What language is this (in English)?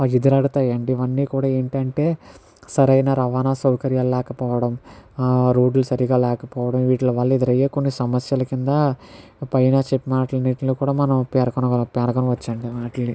Telugu